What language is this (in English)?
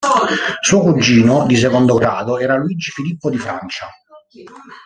Italian